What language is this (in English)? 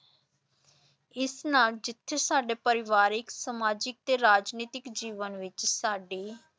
Punjabi